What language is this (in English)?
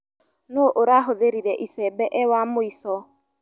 Kikuyu